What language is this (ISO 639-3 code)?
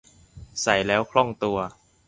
tha